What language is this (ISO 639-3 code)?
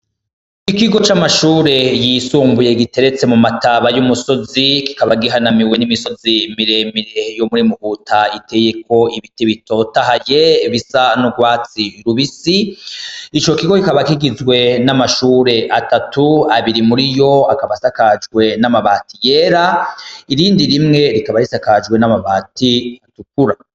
run